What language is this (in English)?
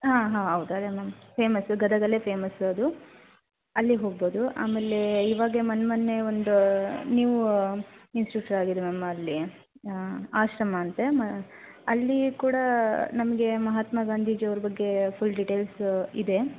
Kannada